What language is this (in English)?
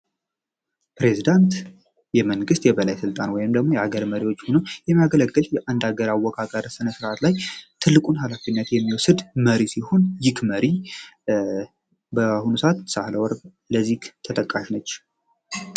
Amharic